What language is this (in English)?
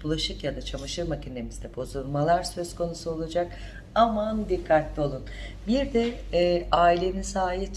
Turkish